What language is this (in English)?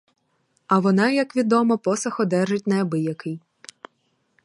Ukrainian